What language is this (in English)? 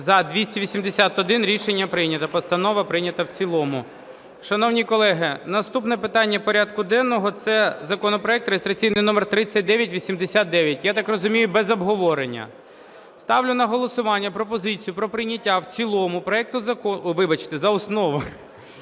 Ukrainian